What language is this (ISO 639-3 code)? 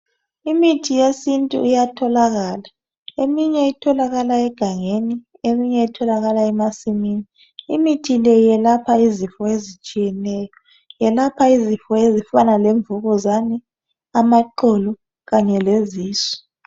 nde